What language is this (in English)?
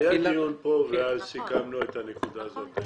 Hebrew